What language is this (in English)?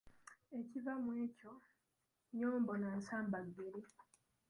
Ganda